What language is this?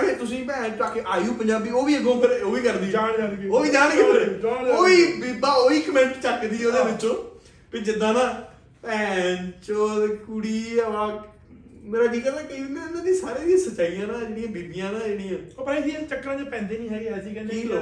Punjabi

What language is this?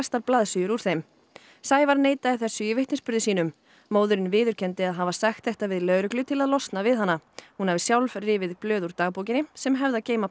Icelandic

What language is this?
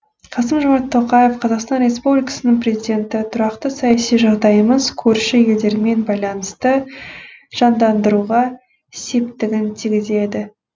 Kazakh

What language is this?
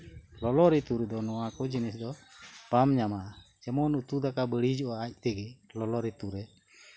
Santali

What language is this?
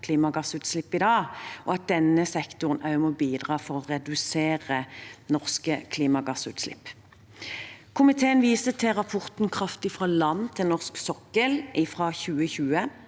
Norwegian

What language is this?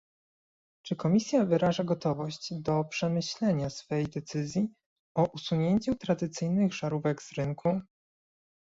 Polish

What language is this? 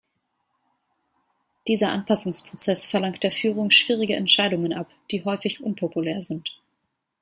German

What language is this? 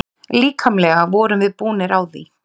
Icelandic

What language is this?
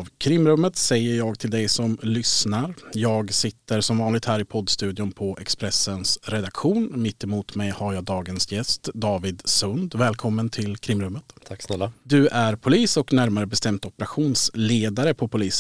Swedish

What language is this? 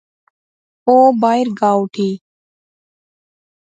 Pahari-Potwari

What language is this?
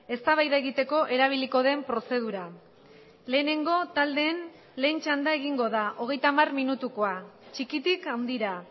Basque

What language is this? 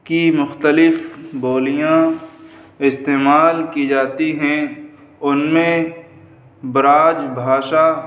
Urdu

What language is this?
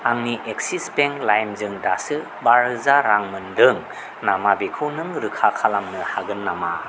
Bodo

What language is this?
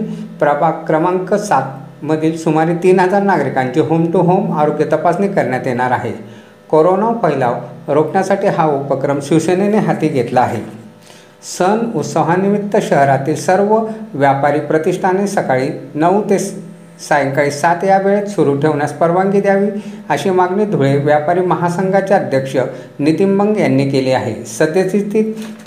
Marathi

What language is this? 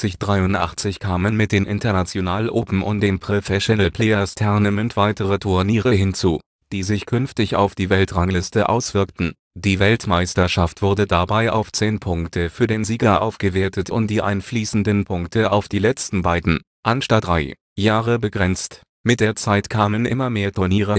German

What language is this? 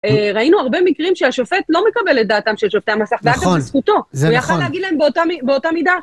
Hebrew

